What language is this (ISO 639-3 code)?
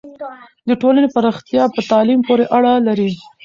pus